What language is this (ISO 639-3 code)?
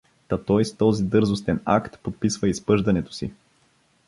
bul